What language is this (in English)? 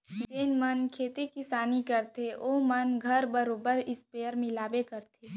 Chhattisgarhi